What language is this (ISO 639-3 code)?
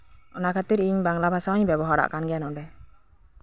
sat